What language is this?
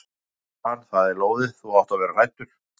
Icelandic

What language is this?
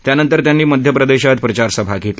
Marathi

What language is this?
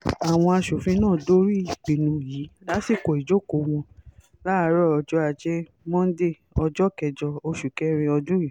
Yoruba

